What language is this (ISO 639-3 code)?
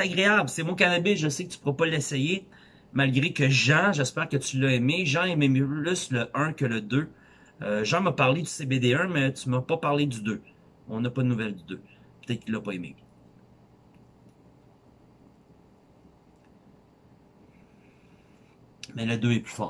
fra